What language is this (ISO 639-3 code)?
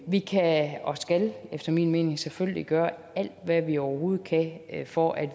dan